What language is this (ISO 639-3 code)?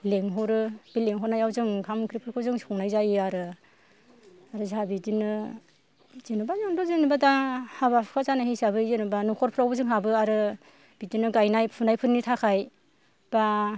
brx